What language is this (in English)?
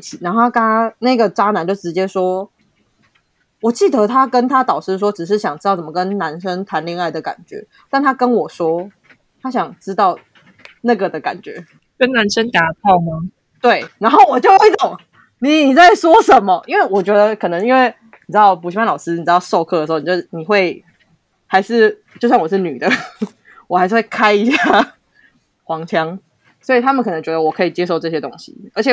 Chinese